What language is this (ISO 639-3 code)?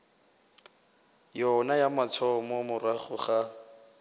nso